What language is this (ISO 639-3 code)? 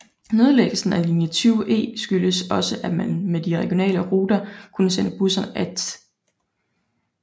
dan